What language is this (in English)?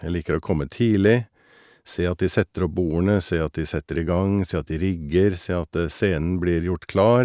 Norwegian